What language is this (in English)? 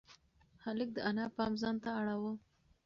Pashto